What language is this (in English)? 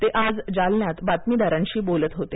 Marathi